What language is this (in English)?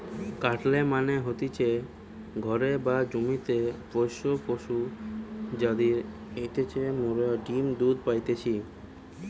Bangla